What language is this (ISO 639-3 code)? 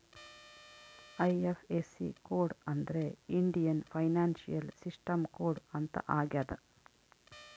kan